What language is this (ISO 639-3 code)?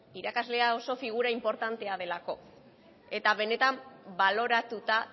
eus